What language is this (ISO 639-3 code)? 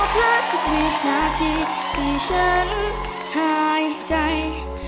tha